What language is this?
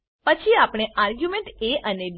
Gujarati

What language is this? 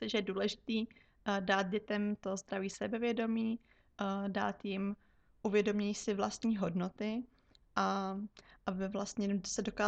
Czech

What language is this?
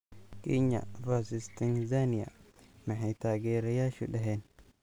Somali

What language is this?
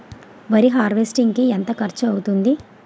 Telugu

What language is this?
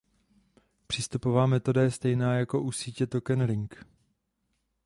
Czech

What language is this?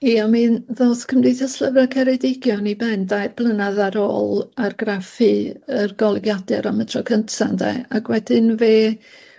Welsh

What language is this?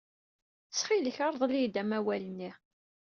Kabyle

